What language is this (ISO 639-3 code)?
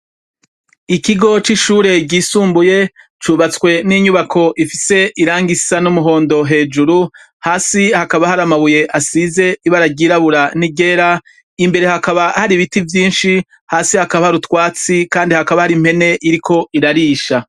run